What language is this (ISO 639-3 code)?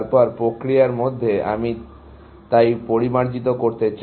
ben